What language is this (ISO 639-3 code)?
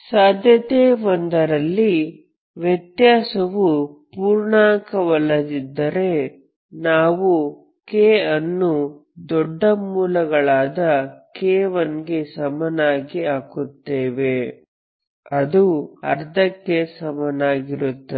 kan